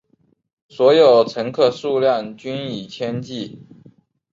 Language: Chinese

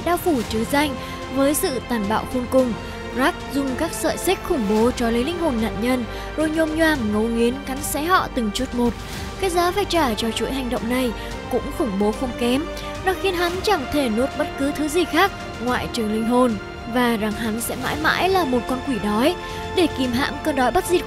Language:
Vietnamese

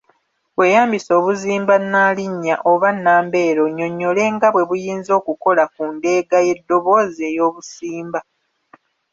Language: Ganda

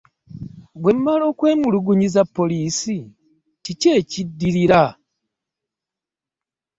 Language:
Ganda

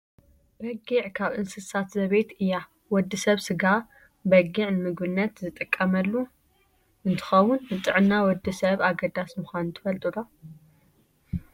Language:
Tigrinya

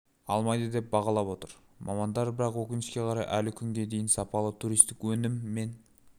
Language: Kazakh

